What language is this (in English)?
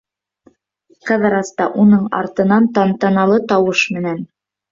Bashkir